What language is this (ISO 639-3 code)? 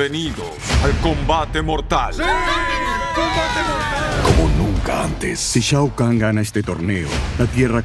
spa